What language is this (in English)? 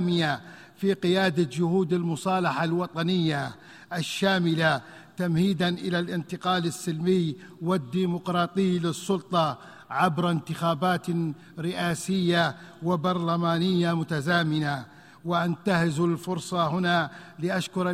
Arabic